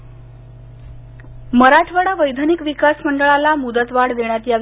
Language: Marathi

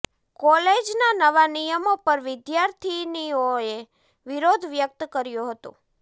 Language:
Gujarati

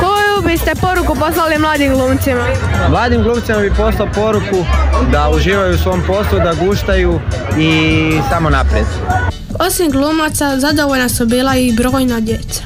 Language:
Croatian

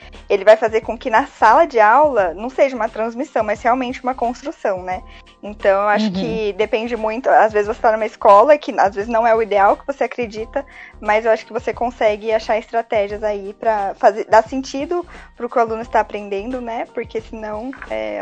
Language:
Portuguese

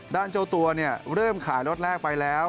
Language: Thai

